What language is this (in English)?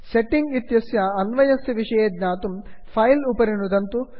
Sanskrit